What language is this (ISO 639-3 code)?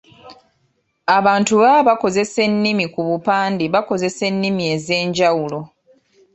lug